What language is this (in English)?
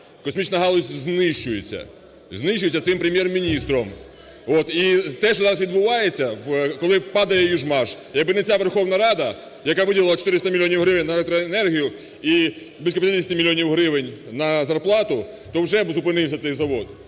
Ukrainian